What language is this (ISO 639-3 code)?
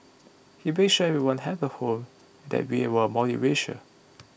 eng